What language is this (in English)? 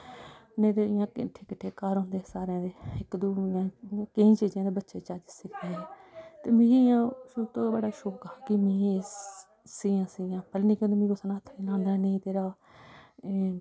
Dogri